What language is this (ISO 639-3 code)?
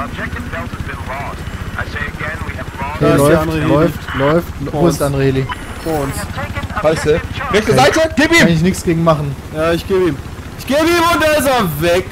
deu